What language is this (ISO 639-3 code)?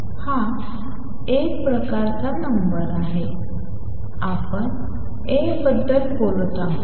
mar